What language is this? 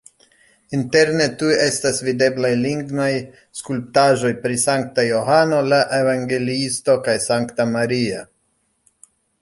Esperanto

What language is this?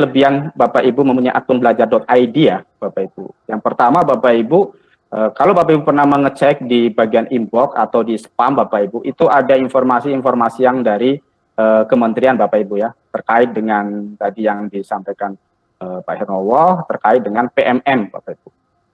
Indonesian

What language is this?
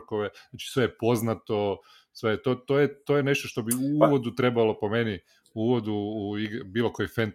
Croatian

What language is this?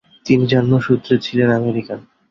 Bangla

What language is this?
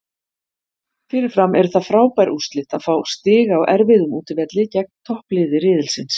Icelandic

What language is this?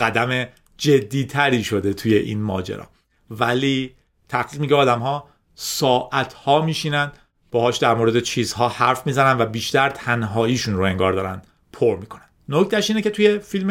Persian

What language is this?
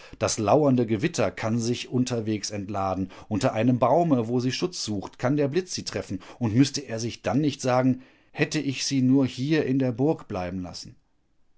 German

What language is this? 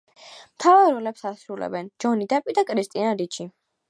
Georgian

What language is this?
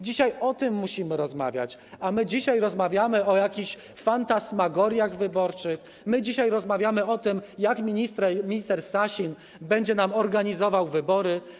Polish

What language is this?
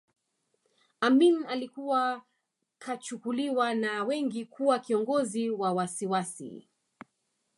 Swahili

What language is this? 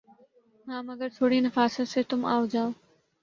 Urdu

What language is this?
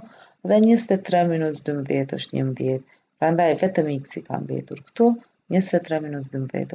Romanian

